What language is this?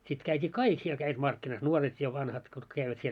Finnish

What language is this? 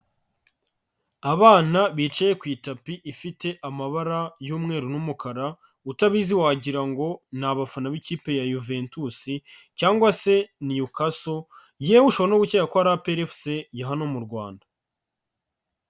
Kinyarwanda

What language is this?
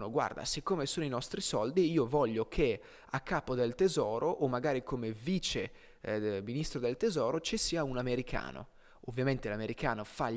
Italian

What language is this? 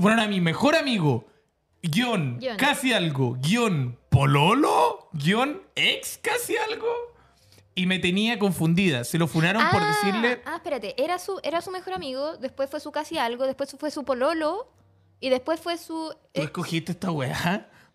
Spanish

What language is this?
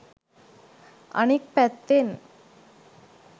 Sinhala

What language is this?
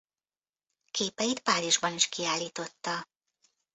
Hungarian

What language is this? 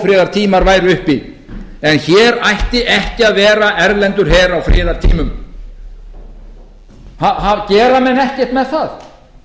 Icelandic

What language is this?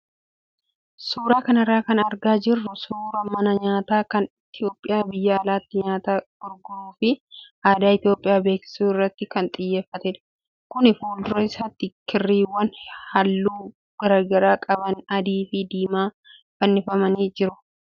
Oromo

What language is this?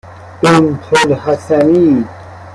Persian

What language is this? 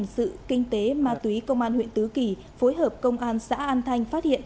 Vietnamese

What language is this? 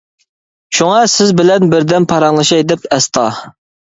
Uyghur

